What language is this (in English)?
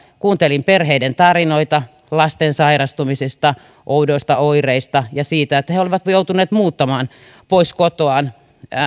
Finnish